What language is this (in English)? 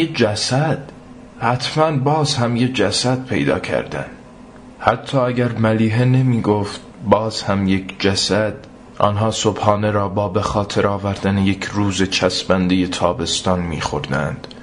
Persian